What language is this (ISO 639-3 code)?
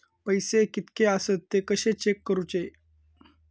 mar